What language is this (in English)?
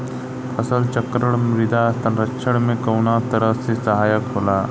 Bhojpuri